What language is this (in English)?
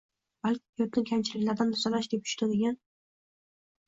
Uzbek